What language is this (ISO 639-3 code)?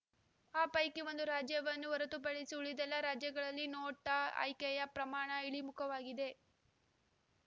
kan